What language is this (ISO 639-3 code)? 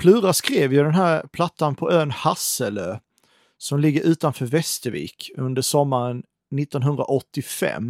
swe